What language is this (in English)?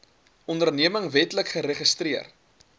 Afrikaans